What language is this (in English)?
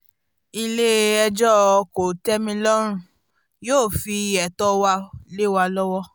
Yoruba